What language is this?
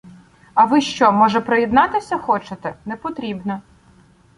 Ukrainian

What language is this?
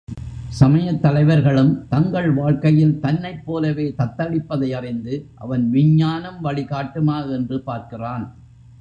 Tamil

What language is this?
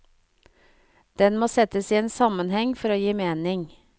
Norwegian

